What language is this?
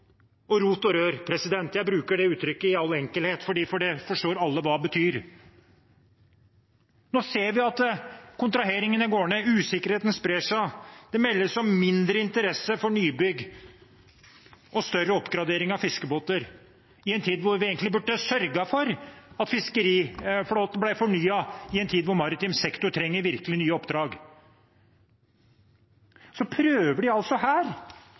Norwegian Bokmål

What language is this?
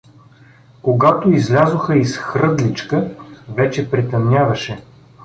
Bulgarian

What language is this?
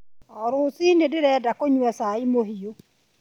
Kikuyu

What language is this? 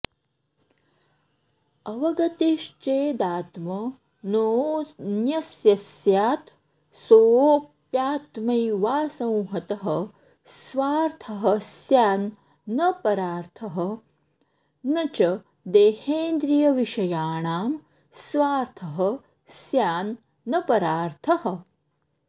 Sanskrit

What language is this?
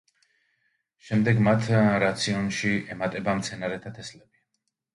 Georgian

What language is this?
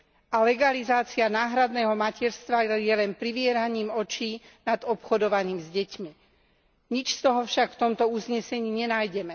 Slovak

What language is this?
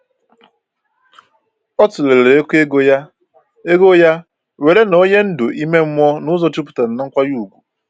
Igbo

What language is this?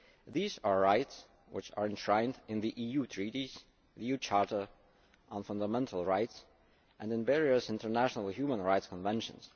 English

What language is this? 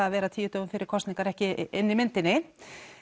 Icelandic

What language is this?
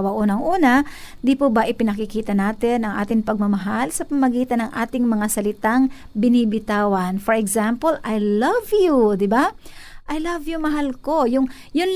Filipino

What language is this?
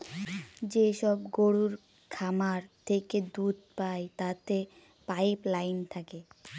Bangla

